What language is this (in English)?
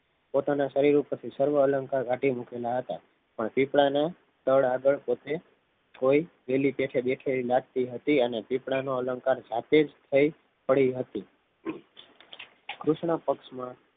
Gujarati